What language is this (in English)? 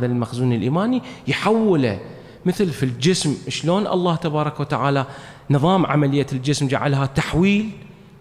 Arabic